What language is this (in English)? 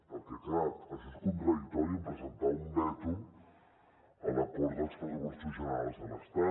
Catalan